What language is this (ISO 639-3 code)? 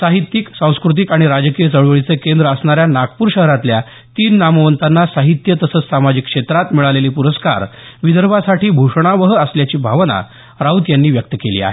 mar